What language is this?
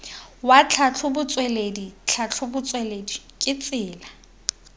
Tswana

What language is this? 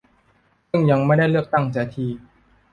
Thai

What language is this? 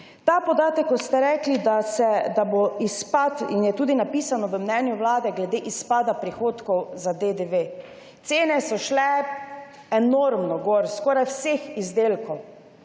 Slovenian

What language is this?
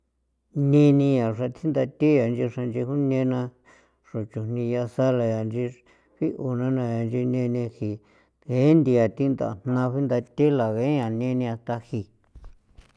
San Felipe Otlaltepec Popoloca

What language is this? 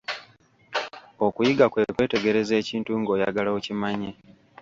Ganda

